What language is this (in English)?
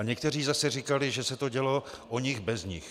Czech